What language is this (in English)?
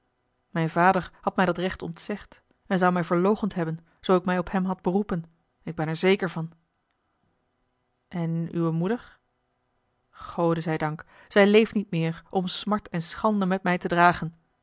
Dutch